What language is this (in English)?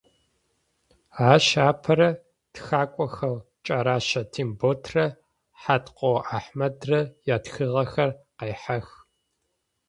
Adyghe